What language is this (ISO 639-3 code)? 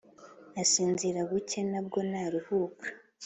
kin